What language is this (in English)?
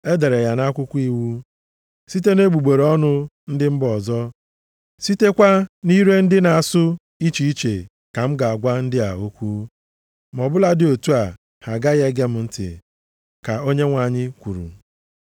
Igbo